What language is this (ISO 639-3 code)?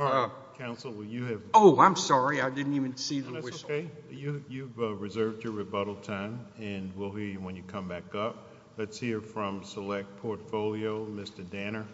eng